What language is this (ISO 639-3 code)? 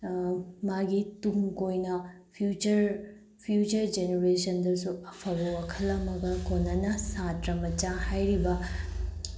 mni